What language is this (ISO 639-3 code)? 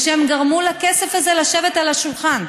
heb